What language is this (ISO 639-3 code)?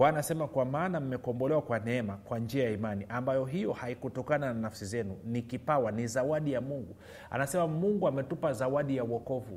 swa